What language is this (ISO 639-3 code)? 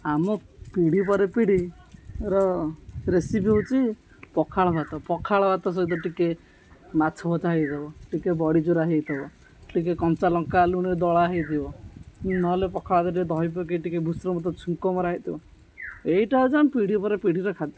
ori